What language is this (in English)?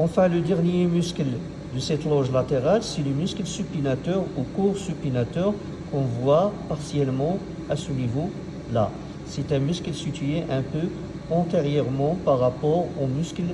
French